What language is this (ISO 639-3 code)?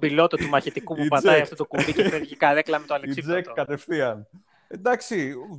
ell